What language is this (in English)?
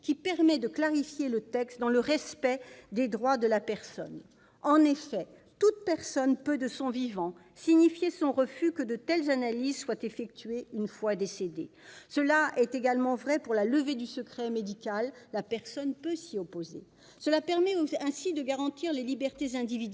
French